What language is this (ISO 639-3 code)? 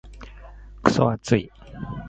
jpn